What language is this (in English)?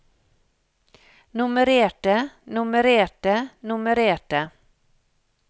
Norwegian